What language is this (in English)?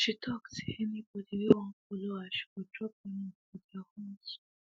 Nigerian Pidgin